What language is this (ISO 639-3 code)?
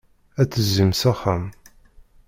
kab